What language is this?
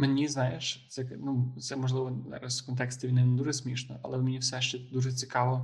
Ukrainian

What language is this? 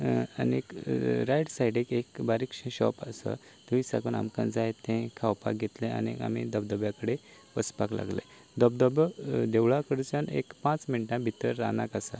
Konkani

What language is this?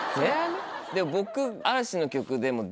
Japanese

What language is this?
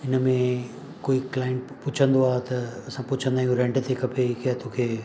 Sindhi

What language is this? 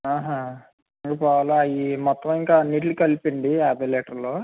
Telugu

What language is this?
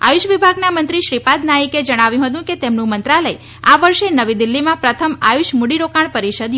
Gujarati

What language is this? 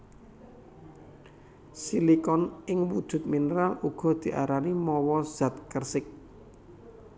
Javanese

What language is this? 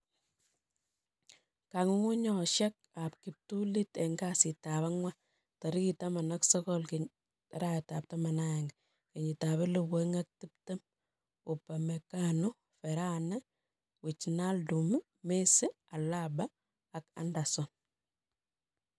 Kalenjin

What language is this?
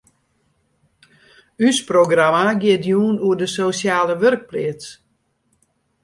Western Frisian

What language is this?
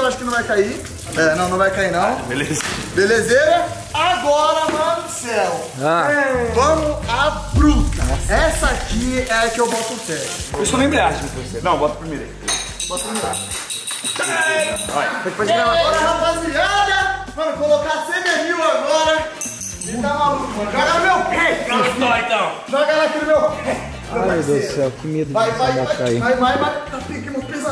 Portuguese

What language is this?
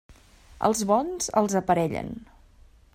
Catalan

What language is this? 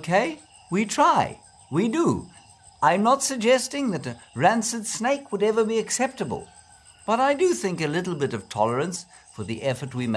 English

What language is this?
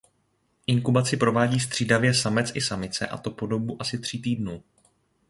Czech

